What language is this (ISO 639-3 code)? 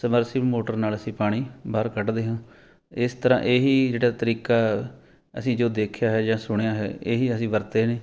pan